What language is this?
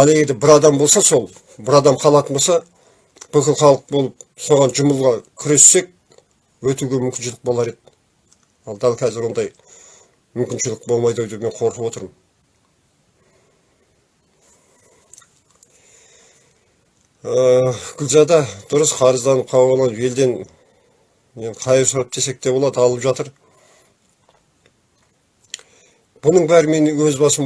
Turkish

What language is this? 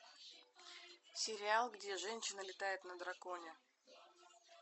Russian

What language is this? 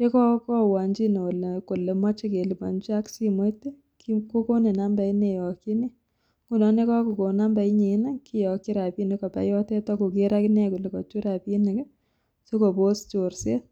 Kalenjin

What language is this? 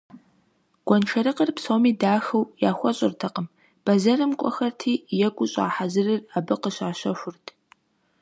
Kabardian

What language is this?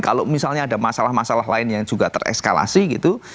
Indonesian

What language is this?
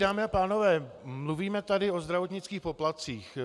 Czech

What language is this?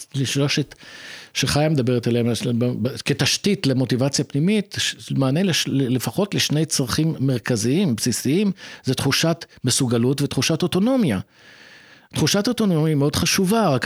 Hebrew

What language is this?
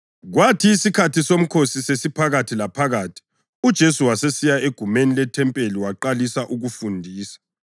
North Ndebele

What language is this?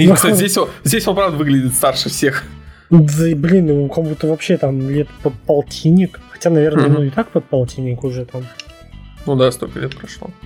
Russian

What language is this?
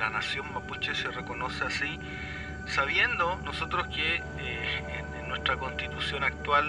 Spanish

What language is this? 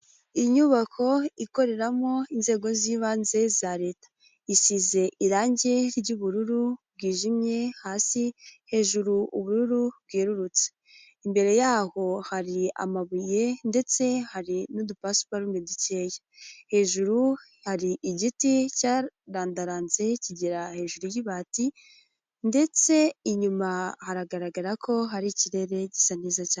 Kinyarwanda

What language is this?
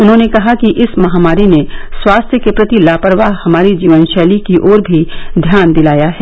Hindi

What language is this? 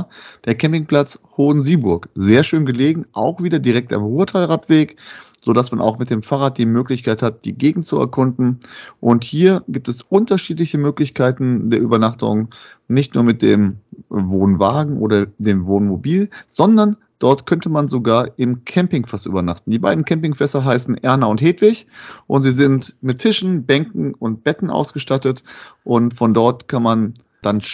German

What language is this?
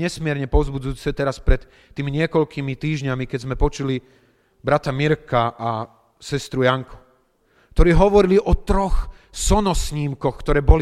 Slovak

